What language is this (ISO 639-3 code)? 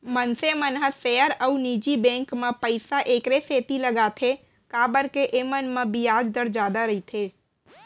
hne